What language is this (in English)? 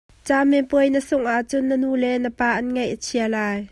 Hakha Chin